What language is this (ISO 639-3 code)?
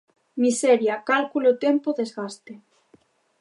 glg